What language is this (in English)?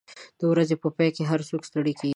Pashto